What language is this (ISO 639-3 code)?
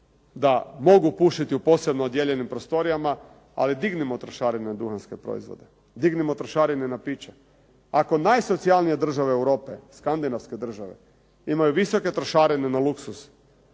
hrv